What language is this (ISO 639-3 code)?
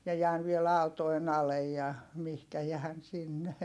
fin